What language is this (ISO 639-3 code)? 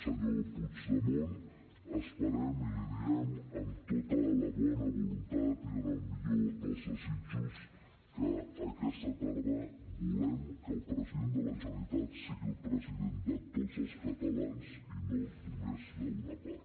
cat